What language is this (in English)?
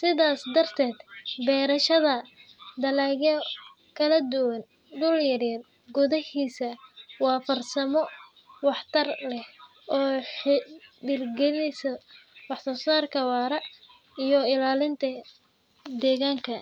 Somali